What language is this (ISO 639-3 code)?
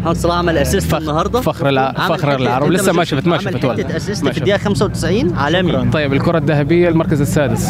ara